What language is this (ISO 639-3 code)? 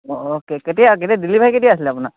asm